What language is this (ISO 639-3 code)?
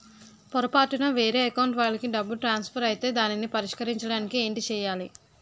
tel